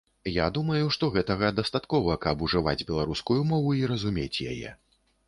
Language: Belarusian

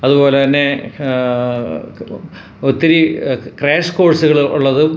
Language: Malayalam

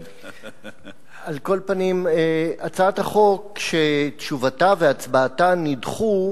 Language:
Hebrew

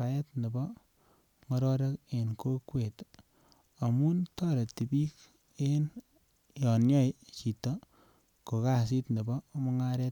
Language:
Kalenjin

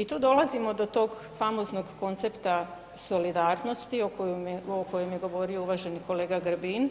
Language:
Croatian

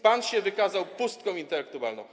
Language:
Polish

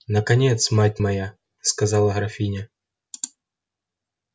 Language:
Russian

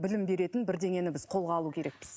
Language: Kazakh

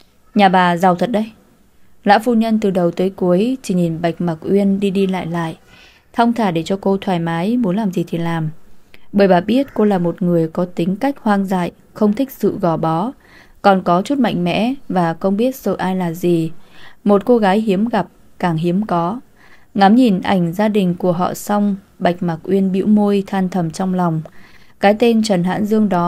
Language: Vietnamese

